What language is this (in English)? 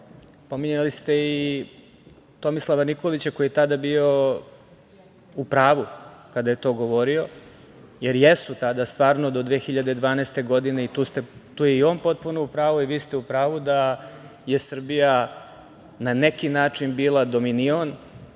Serbian